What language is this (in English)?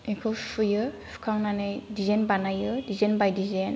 Bodo